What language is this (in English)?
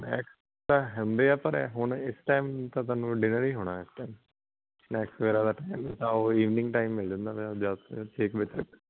Punjabi